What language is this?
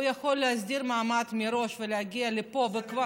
Hebrew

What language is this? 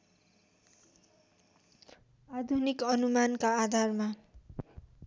Nepali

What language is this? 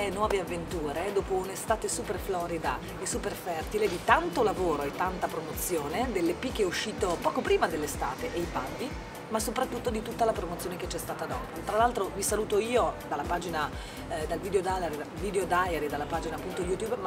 Italian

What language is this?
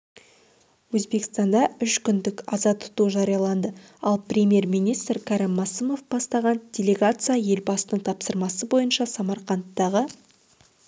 Kazakh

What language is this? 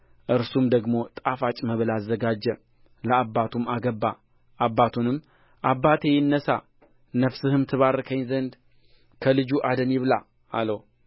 Amharic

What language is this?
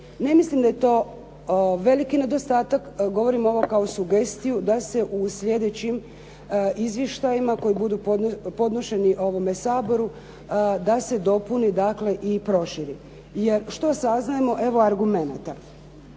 Croatian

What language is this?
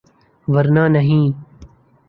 Urdu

